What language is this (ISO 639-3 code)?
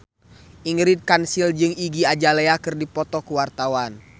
sun